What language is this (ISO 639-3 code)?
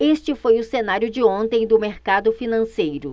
por